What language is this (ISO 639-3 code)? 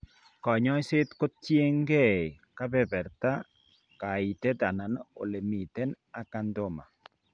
kln